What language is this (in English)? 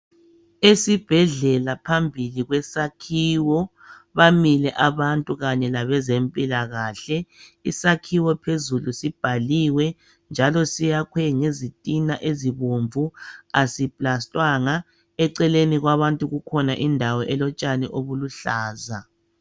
North Ndebele